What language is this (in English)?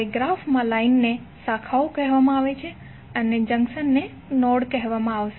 Gujarati